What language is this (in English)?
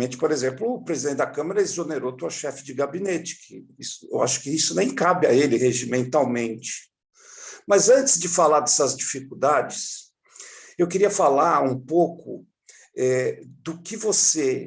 Portuguese